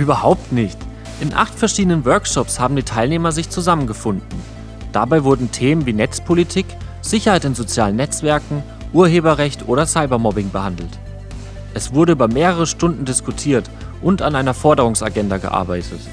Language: German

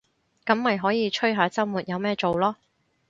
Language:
Cantonese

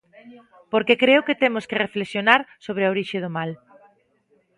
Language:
Galician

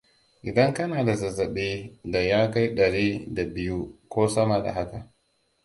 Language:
Hausa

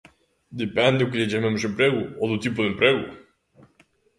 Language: Galician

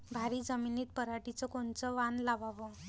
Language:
Marathi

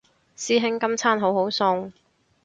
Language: Cantonese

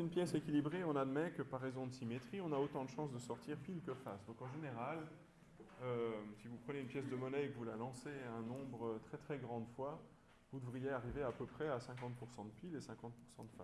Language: French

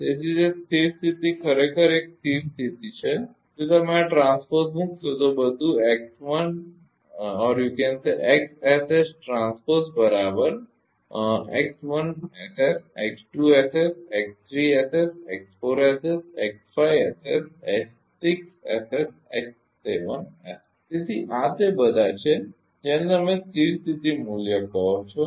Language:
Gujarati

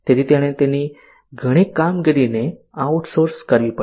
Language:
Gujarati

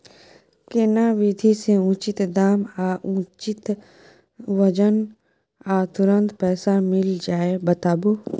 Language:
Maithili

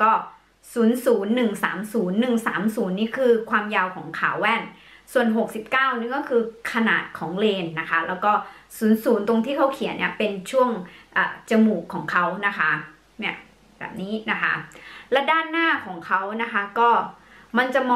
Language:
Thai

